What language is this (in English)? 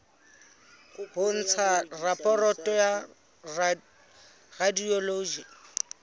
Southern Sotho